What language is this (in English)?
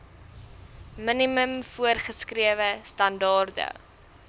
Afrikaans